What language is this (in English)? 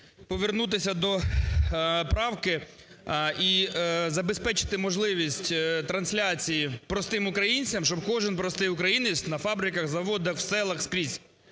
Ukrainian